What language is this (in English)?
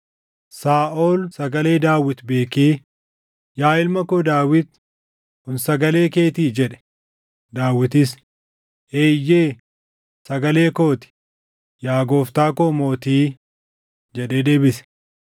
Oromo